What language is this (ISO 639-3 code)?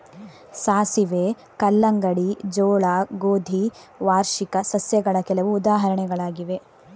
kan